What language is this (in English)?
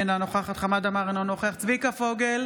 Hebrew